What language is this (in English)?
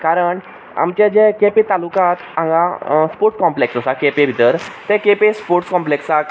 Konkani